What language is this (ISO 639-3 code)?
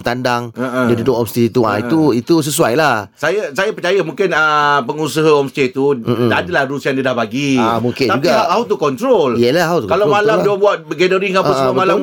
msa